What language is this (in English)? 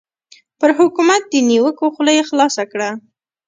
Pashto